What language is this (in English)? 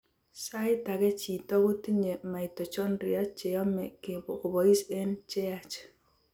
Kalenjin